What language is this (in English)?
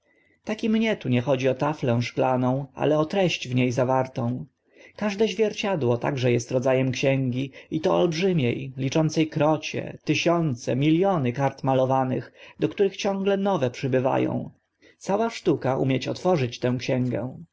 Polish